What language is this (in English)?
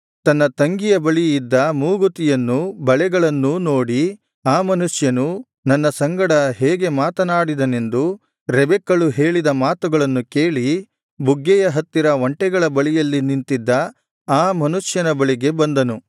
Kannada